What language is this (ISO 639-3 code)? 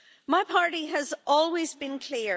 eng